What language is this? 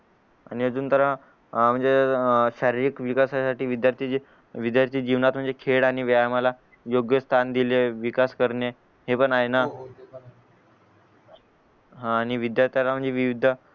Marathi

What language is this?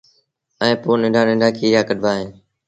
Sindhi Bhil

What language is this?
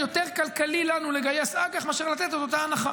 Hebrew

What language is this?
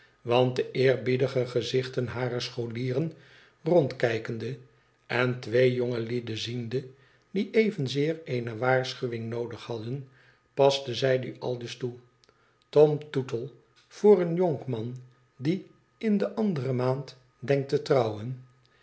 Dutch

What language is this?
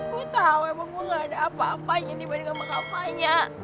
Indonesian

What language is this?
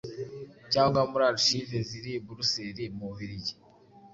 Kinyarwanda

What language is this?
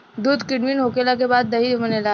Bhojpuri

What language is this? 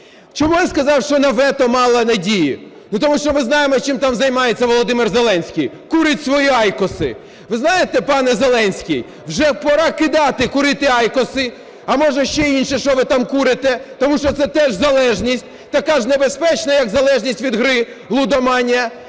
Ukrainian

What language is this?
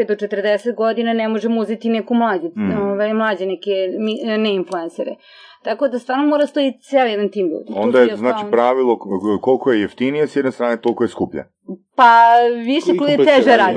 Croatian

